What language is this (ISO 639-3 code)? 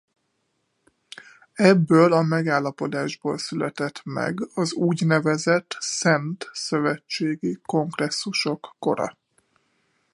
hun